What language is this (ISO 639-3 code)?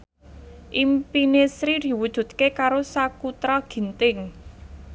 jav